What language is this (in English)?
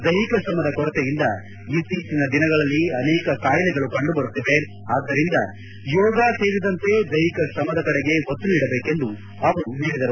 Kannada